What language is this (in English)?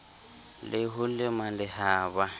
Southern Sotho